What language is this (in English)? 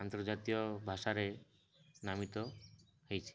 Odia